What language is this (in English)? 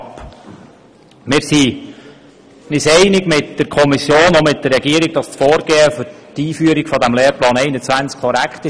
Swiss German